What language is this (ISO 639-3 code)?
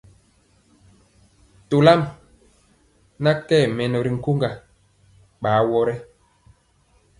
mcx